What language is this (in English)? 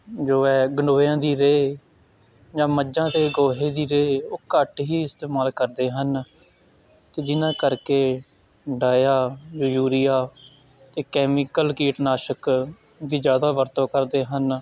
Punjabi